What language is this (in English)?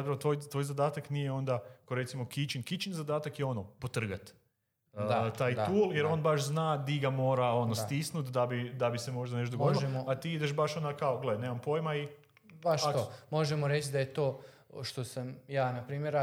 Croatian